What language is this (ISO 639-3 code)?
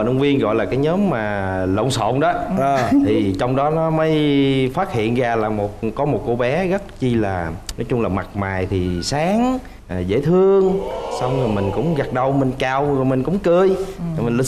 vie